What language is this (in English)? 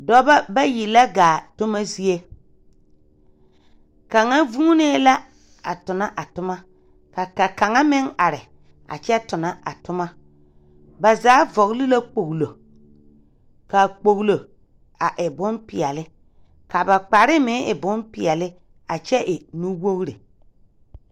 Southern Dagaare